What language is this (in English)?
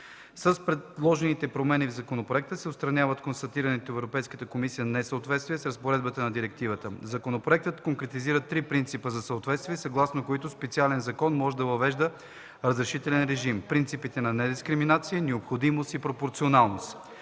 Bulgarian